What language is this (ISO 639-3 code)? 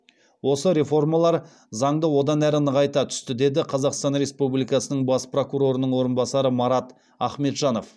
kaz